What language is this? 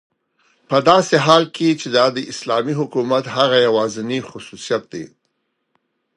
Pashto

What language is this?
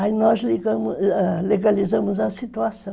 Portuguese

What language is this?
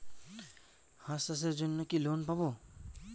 Bangla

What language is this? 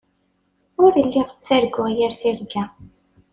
Kabyle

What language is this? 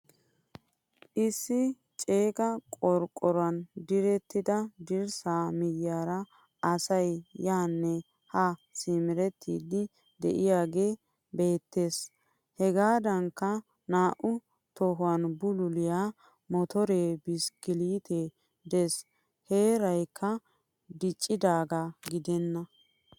Wolaytta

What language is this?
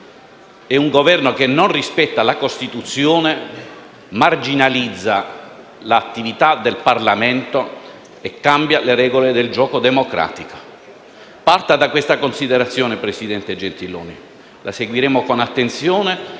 Italian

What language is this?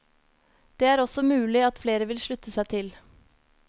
Norwegian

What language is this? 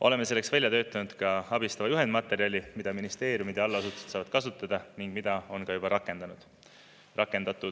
Estonian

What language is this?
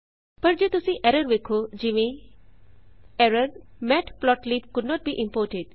Punjabi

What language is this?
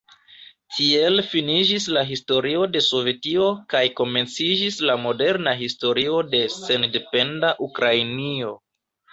Esperanto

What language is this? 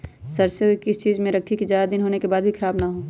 Magahi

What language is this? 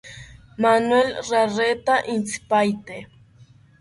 South Ucayali Ashéninka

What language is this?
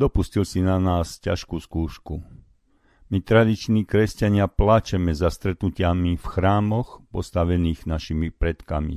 Slovak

